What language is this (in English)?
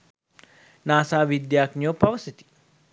Sinhala